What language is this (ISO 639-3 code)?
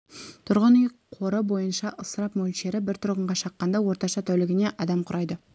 kaz